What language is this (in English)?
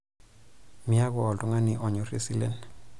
Masai